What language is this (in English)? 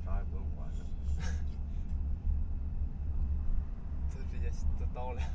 Chinese